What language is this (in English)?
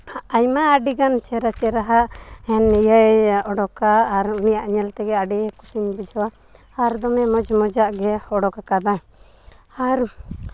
Santali